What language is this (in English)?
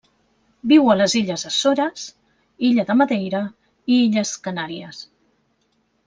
Catalan